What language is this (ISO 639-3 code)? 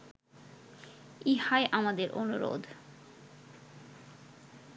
ben